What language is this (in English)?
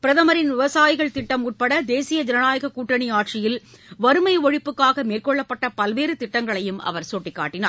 Tamil